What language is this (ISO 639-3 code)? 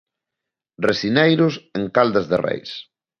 glg